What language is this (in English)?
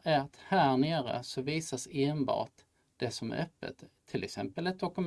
Swedish